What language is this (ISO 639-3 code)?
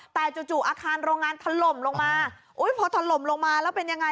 tha